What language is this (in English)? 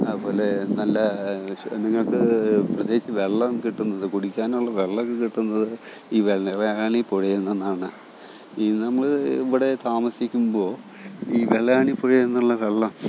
Malayalam